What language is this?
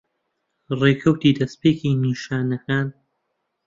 Central Kurdish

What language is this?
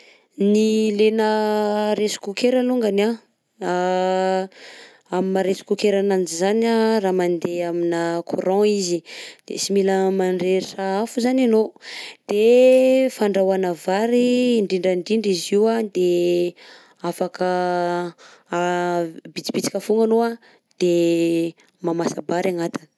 Southern Betsimisaraka Malagasy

